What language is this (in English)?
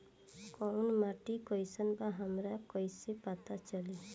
Bhojpuri